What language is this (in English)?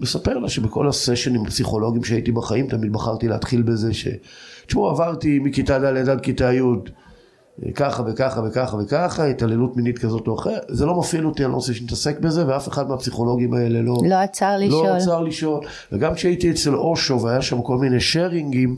Hebrew